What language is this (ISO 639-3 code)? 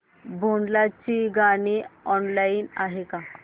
mar